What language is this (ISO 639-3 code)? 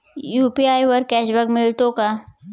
mar